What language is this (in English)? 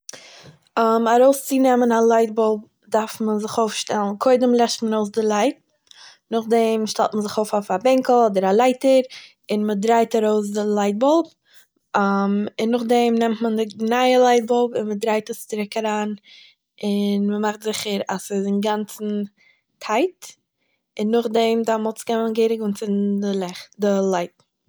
Yiddish